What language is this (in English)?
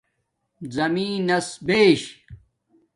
Domaaki